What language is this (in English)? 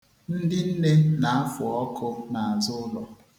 Igbo